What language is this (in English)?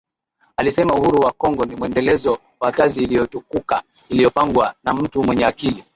Swahili